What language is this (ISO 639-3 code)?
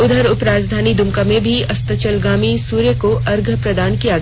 hin